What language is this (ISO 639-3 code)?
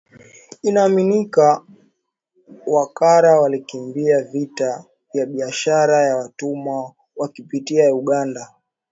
swa